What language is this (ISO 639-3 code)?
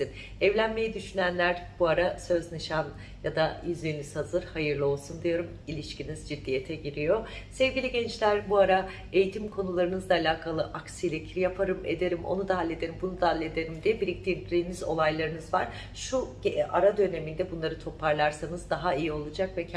tur